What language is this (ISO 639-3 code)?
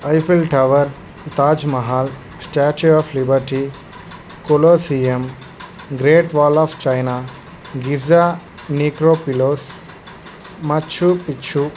tel